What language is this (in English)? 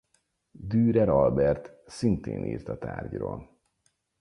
Hungarian